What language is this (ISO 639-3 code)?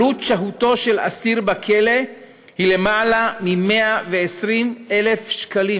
heb